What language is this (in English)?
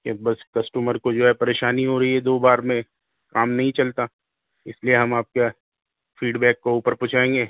Urdu